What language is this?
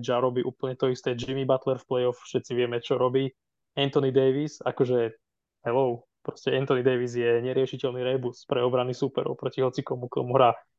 Slovak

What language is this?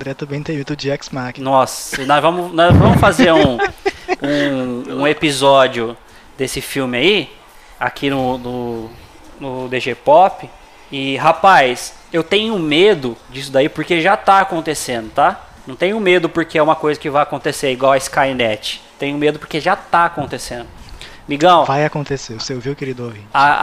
Portuguese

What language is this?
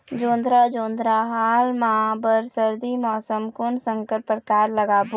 Chhattisgarhi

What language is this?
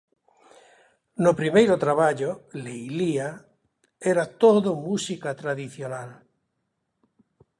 Galician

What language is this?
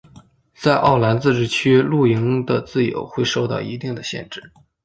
Chinese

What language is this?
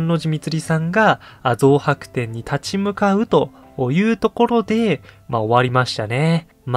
Japanese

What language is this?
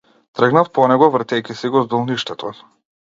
Macedonian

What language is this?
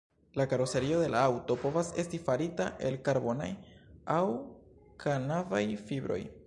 Esperanto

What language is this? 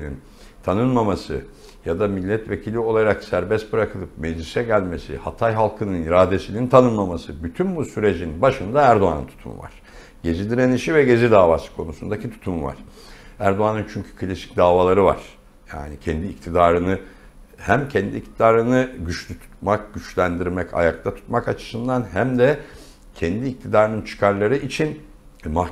Turkish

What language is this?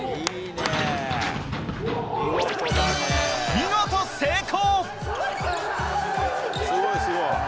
Japanese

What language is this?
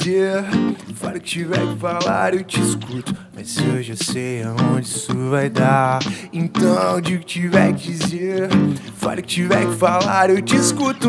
English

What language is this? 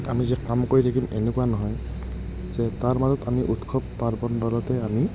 Assamese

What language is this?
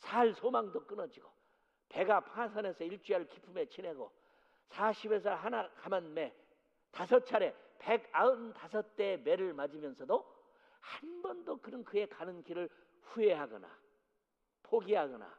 Korean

